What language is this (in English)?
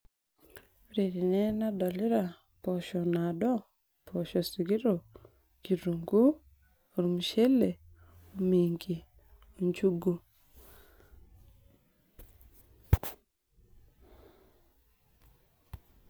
Masai